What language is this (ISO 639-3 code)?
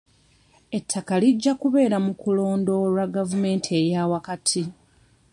lug